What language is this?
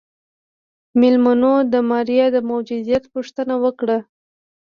Pashto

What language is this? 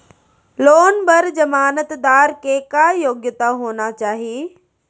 Chhattisgarhi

